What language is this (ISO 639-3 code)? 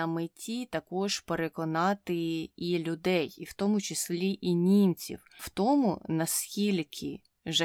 ukr